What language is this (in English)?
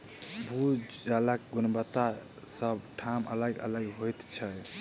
Maithili